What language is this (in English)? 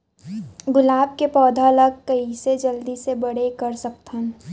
Chhattisgarhi